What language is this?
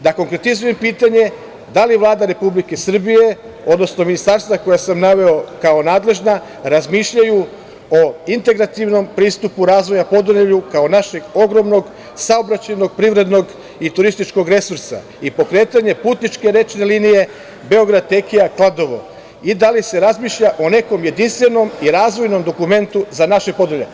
Serbian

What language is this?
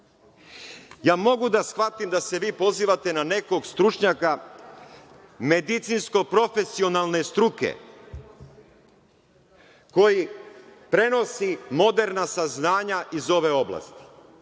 Serbian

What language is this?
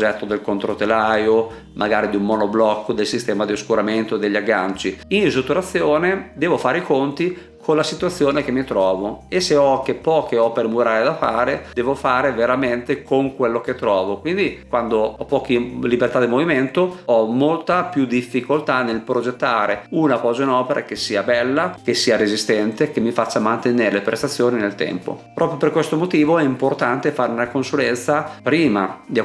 Italian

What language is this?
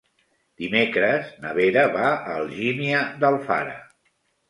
Catalan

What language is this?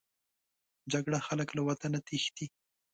Pashto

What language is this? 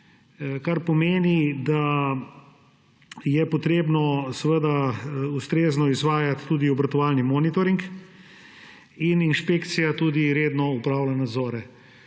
Slovenian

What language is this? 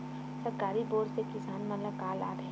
Chhattisgarhi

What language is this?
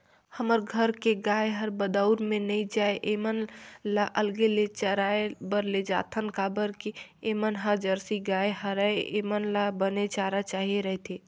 Chhattisgarhi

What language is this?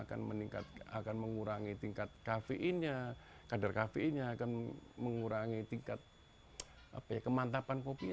Indonesian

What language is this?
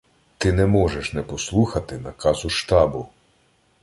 Ukrainian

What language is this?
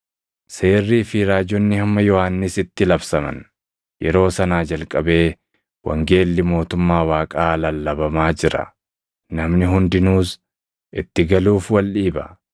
Oromo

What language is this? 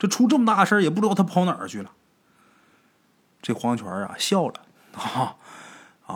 Chinese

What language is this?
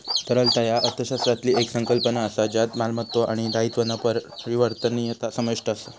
Marathi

